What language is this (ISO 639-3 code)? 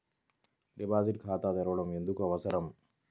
tel